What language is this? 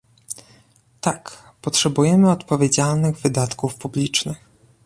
Polish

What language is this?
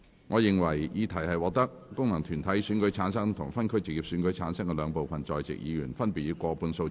Cantonese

